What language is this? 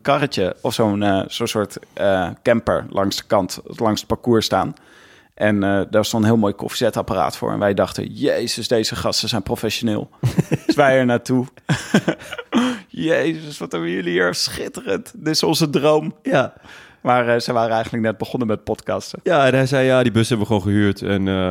Dutch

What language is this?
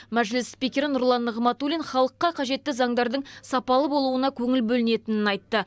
Kazakh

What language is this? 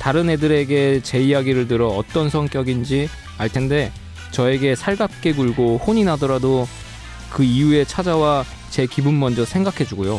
Korean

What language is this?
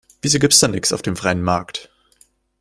German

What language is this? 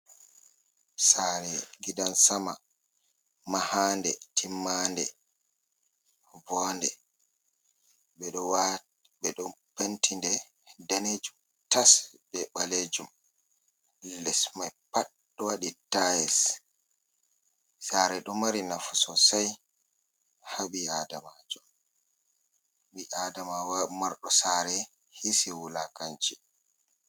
Fula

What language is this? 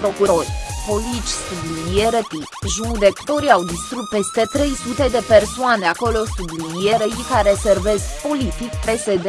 Romanian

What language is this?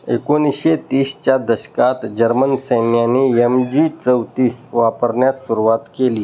Marathi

